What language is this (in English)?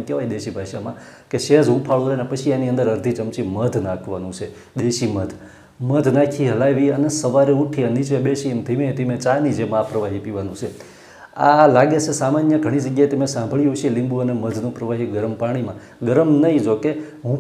Gujarati